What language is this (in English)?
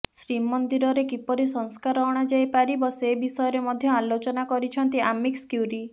Odia